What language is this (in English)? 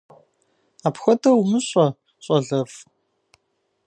Kabardian